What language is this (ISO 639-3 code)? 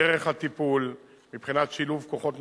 heb